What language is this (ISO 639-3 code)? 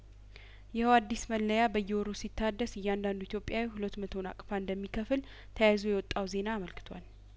amh